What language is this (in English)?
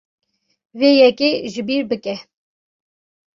Kurdish